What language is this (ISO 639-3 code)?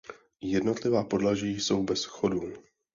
ces